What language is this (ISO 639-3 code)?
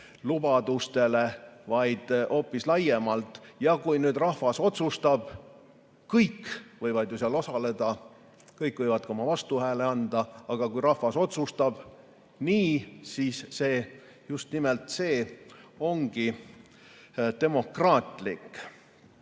est